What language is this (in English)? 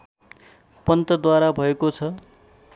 Nepali